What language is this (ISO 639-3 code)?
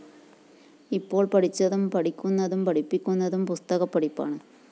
mal